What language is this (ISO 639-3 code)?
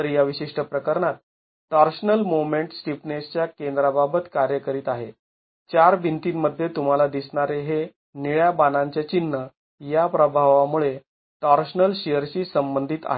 mar